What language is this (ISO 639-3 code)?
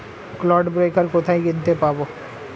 ben